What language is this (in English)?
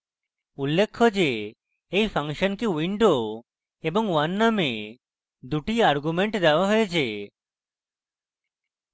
Bangla